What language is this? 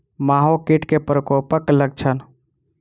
Maithili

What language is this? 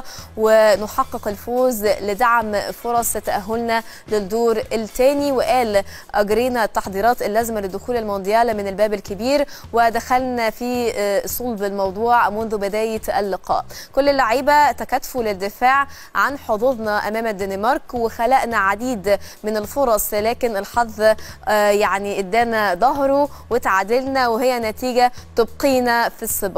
Arabic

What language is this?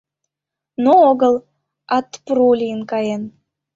Mari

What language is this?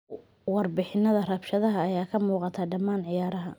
Somali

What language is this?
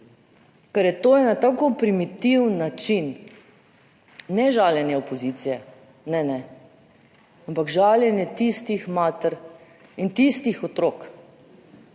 Slovenian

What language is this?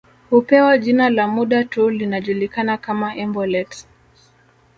Swahili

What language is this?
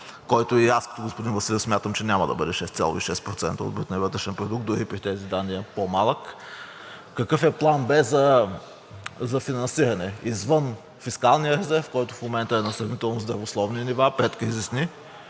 Bulgarian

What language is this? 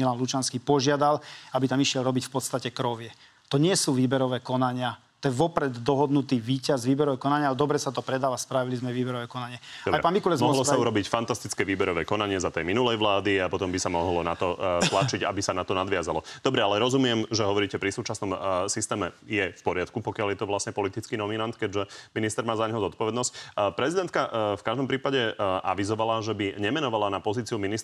Slovak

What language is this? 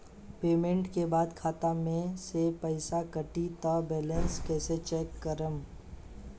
Bhojpuri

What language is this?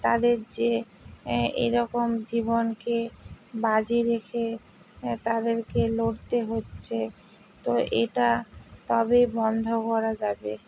Bangla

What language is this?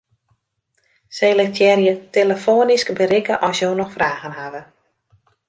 Western Frisian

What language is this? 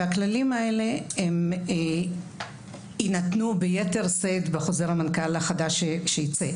Hebrew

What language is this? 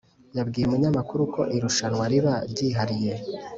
Kinyarwanda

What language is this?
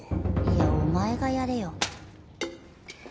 Japanese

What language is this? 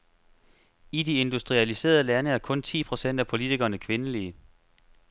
Danish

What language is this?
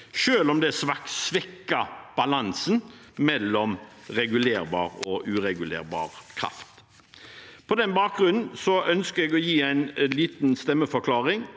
Norwegian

